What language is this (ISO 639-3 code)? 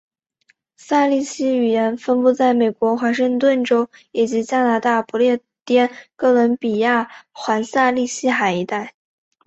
zho